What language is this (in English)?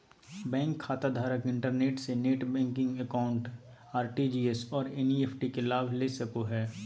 Magahi